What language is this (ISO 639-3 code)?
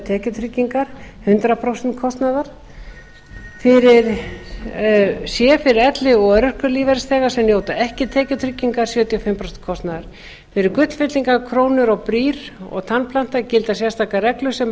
isl